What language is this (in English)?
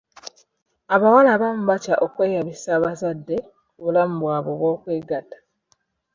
Ganda